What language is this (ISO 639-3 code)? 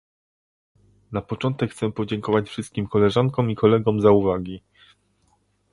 pol